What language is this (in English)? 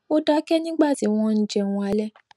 Yoruba